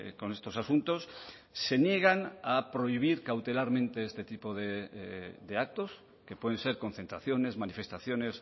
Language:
Spanish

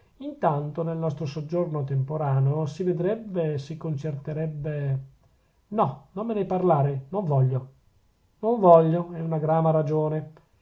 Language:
Italian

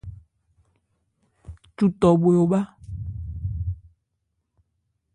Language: Ebrié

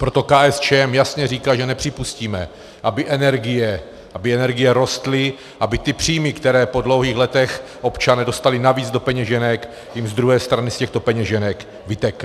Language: Czech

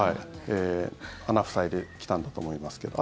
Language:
Japanese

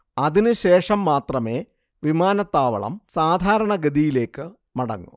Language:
Malayalam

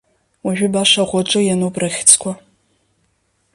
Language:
Abkhazian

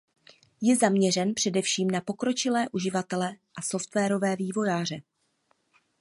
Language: Czech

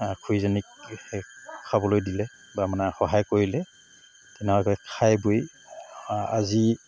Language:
Assamese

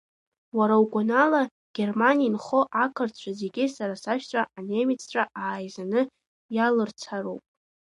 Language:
Abkhazian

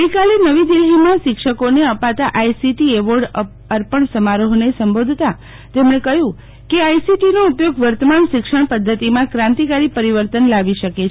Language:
Gujarati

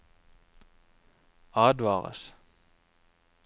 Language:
Norwegian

